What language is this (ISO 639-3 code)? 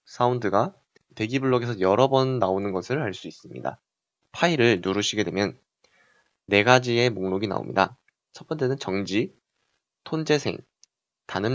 kor